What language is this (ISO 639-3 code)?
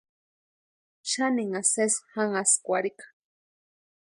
pua